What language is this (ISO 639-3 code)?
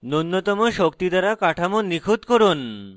ben